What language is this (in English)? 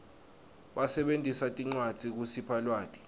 Swati